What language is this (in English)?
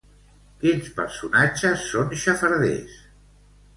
Catalan